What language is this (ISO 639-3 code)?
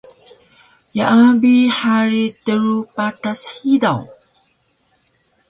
trv